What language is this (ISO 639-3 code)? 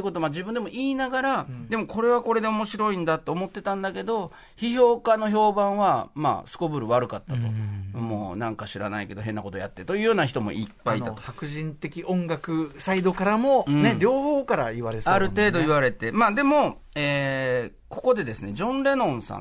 jpn